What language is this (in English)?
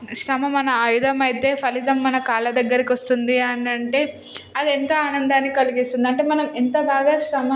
Telugu